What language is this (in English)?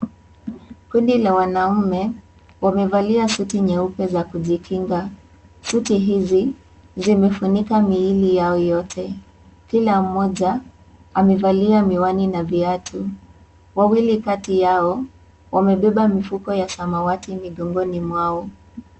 Swahili